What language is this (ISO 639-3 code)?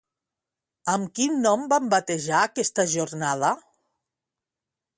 cat